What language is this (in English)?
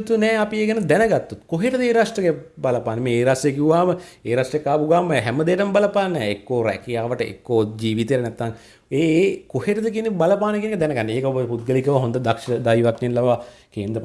Indonesian